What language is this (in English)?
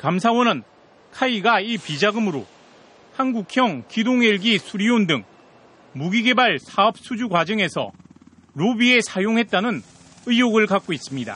Korean